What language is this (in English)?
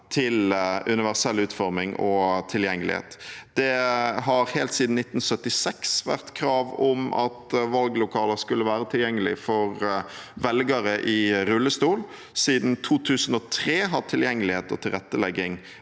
Norwegian